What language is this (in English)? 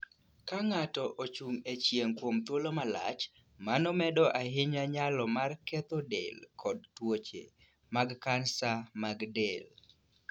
Luo (Kenya and Tanzania)